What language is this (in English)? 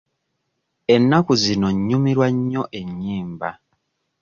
Ganda